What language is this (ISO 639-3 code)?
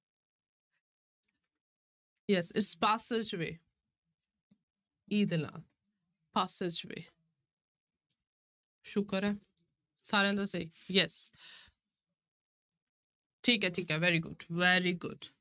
pan